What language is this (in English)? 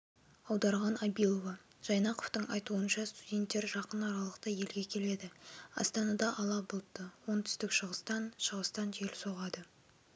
Kazakh